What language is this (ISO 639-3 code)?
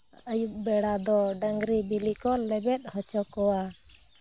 sat